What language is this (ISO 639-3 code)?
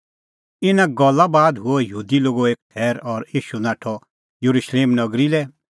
kfx